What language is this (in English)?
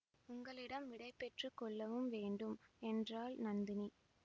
Tamil